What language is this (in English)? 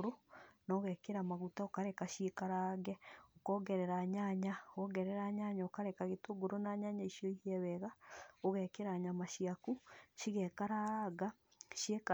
Kikuyu